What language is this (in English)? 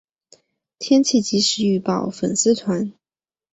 Chinese